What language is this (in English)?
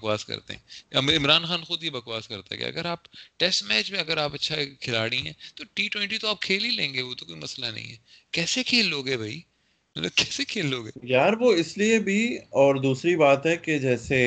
Urdu